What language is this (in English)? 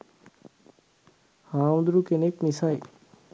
Sinhala